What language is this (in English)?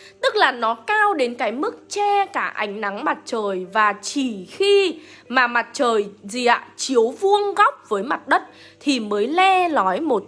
Vietnamese